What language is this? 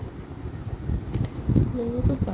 Assamese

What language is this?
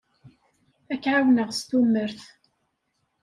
Kabyle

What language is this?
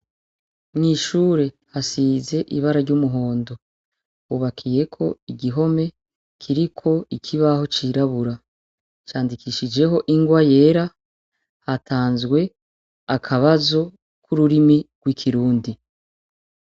Rundi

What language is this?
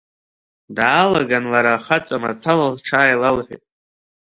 Abkhazian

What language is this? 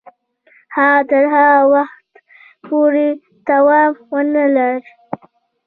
Pashto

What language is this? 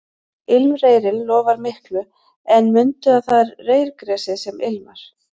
Icelandic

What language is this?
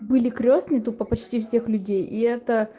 Russian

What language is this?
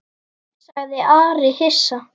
Icelandic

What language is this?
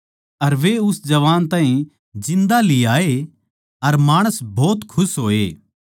Haryanvi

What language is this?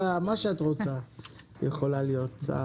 Hebrew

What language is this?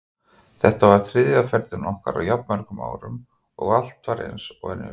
Icelandic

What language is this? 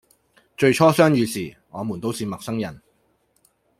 Cantonese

